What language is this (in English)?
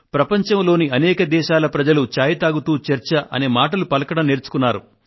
Telugu